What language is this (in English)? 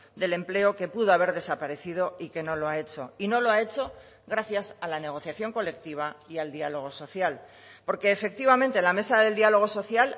Spanish